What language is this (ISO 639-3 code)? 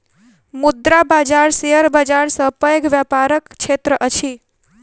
mai